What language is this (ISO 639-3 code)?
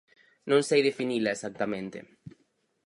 glg